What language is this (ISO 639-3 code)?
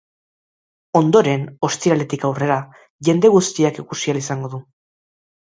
eus